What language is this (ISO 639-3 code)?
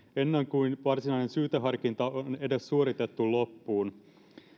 fin